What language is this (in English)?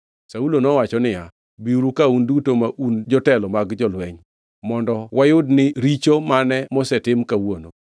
Luo (Kenya and Tanzania)